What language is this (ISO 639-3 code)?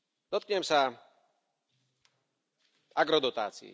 slk